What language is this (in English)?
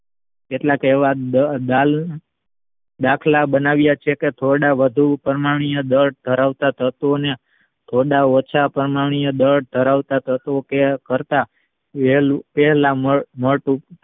Gujarati